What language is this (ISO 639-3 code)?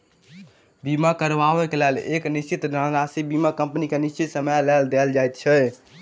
mai